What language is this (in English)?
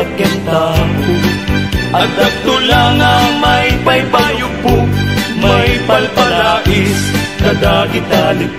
Filipino